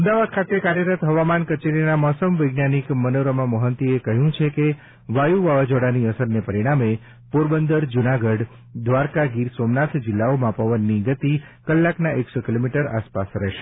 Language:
Gujarati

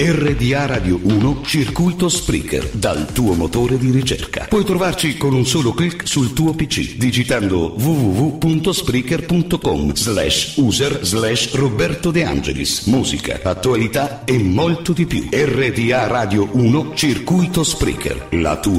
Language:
Italian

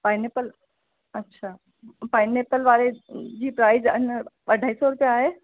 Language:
Sindhi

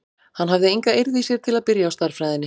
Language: Icelandic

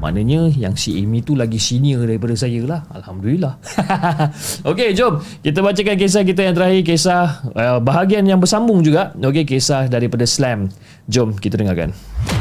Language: Malay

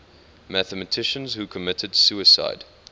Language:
English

